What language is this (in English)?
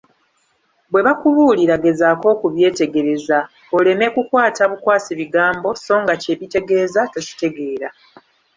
Ganda